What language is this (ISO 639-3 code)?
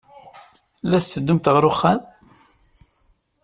kab